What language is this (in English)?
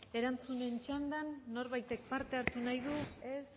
Basque